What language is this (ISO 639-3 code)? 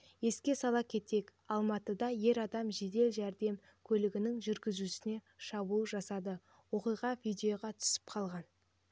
kaz